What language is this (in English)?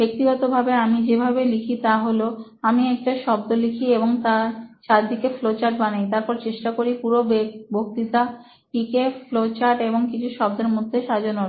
Bangla